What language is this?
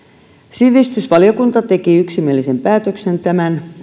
Finnish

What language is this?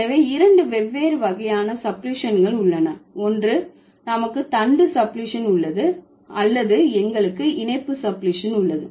Tamil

